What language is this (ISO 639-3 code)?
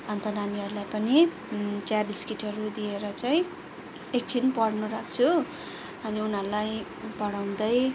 nep